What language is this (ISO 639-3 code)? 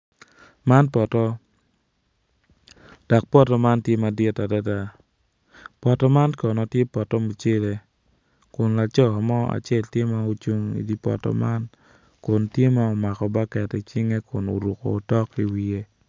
ach